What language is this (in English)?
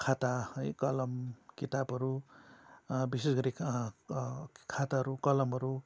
Nepali